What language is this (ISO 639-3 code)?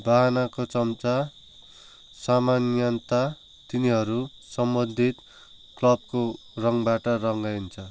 nep